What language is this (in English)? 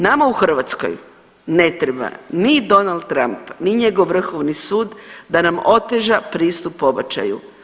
Croatian